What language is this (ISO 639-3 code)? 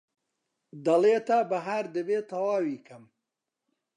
ckb